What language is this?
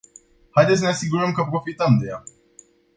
Romanian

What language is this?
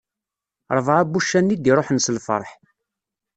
Kabyle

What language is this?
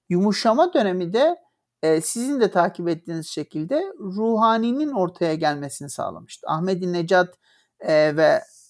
Turkish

